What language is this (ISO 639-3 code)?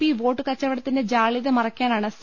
mal